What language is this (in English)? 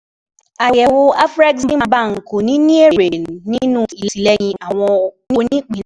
Yoruba